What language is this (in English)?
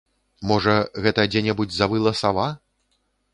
Belarusian